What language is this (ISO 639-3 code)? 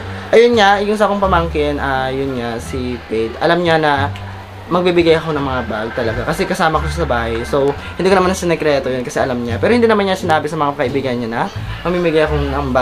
fil